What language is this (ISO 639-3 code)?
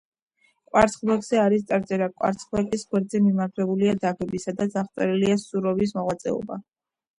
kat